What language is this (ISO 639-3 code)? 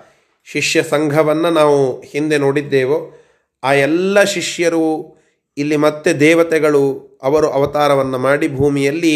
kan